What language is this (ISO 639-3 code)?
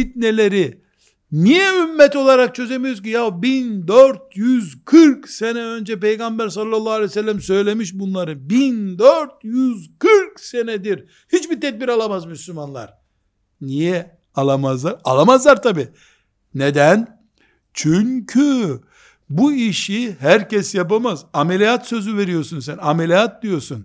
tur